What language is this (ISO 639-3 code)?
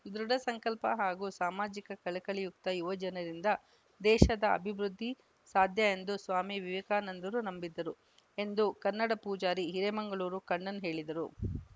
kan